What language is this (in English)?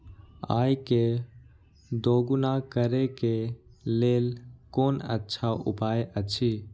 Maithili